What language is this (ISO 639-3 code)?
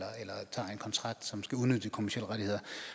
dan